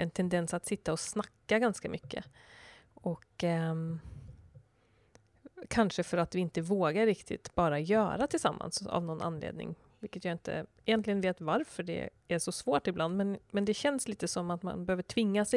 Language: Swedish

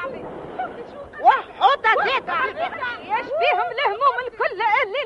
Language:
Arabic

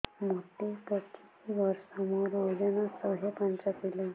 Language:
Odia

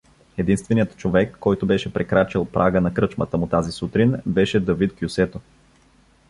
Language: Bulgarian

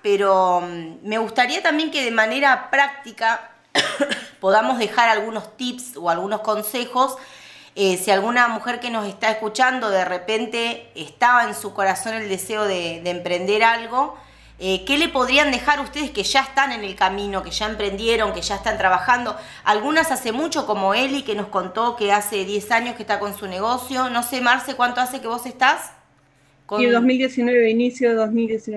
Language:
Spanish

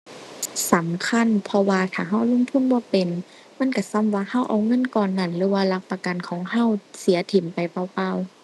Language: Thai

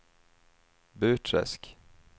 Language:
Swedish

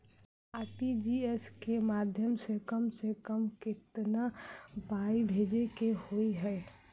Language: Maithili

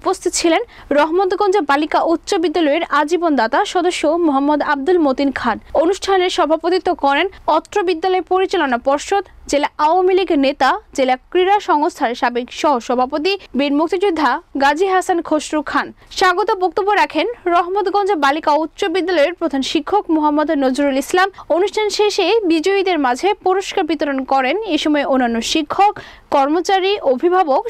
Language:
Romanian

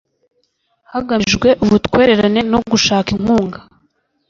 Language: Kinyarwanda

